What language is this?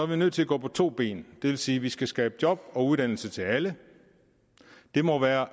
Danish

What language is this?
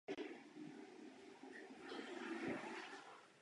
Czech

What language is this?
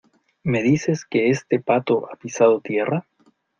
Spanish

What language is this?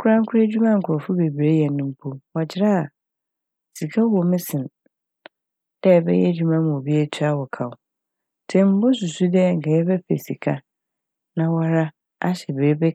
Akan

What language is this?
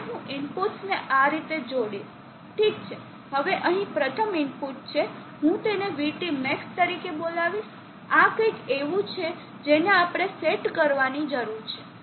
Gujarati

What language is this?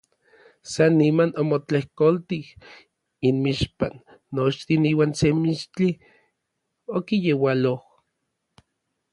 Orizaba Nahuatl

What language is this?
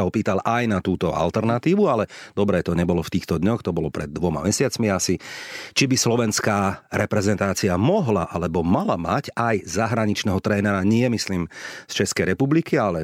Slovak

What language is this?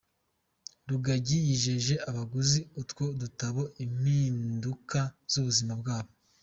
Kinyarwanda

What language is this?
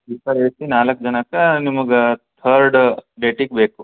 Kannada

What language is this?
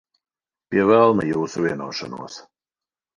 Latvian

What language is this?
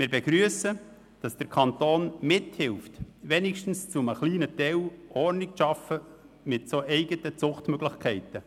Swiss German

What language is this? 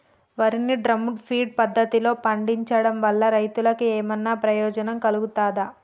Telugu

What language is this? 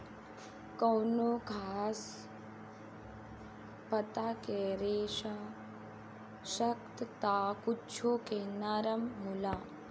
Bhojpuri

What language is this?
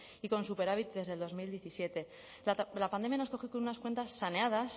Spanish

